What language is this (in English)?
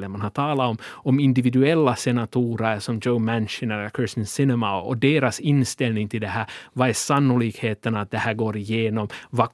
Swedish